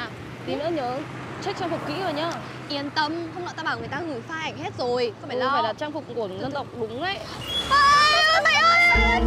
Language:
Vietnamese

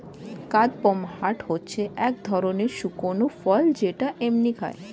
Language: Bangla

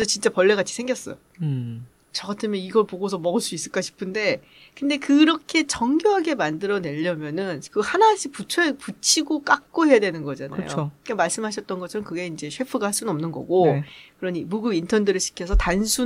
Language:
Korean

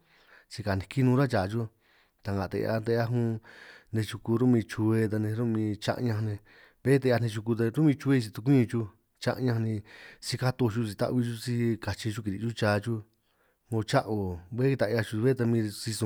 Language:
San Martín Itunyoso Triqui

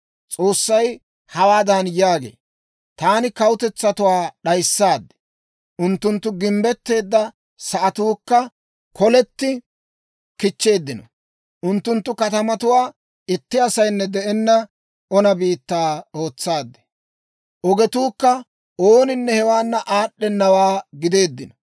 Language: Dawro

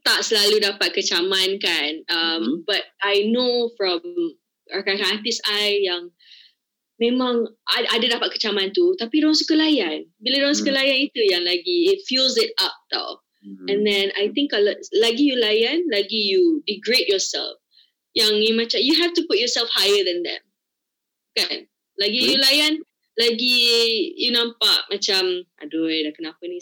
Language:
Malay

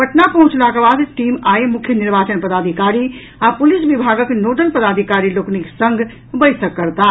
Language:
Maithili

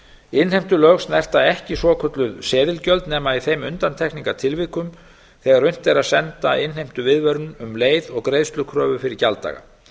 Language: Icelandic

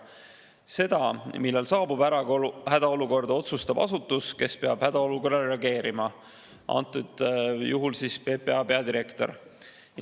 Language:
Estonian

